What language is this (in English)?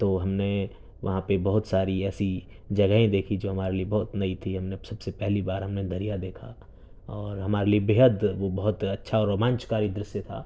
Urdu